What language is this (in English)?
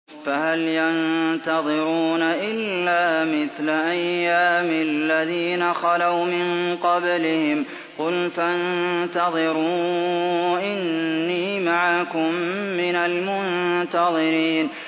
Arabic